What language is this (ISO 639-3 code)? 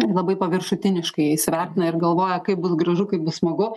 lit